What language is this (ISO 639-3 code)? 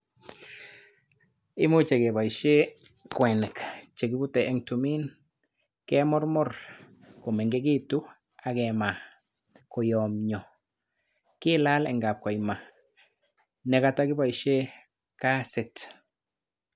kln